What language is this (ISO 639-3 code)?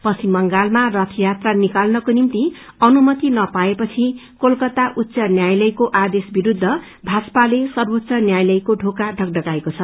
nep